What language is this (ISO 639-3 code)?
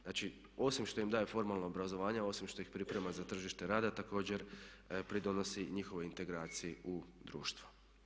hrv